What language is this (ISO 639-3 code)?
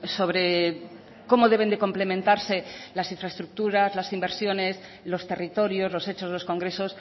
spa